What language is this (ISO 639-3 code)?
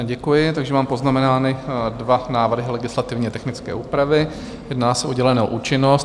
ces